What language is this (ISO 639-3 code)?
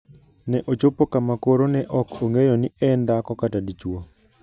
luo